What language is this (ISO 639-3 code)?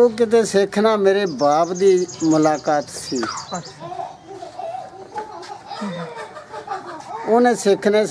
pan